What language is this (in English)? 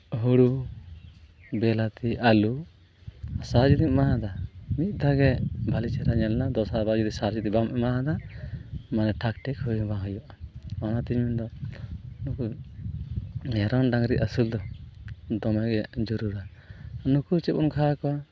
Santali